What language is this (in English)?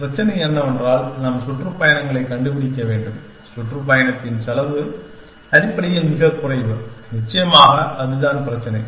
Tamil